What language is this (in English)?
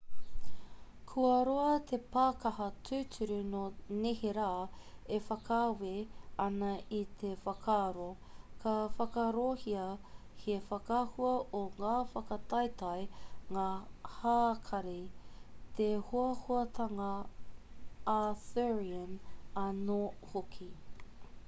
Māori